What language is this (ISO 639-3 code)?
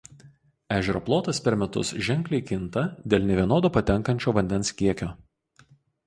lit